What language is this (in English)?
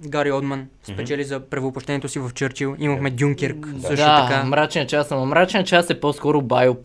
Bulgarian